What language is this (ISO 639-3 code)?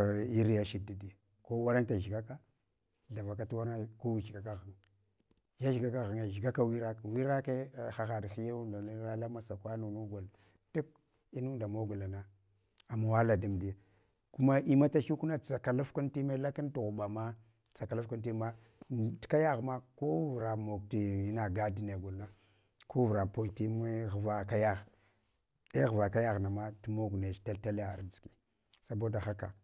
hwo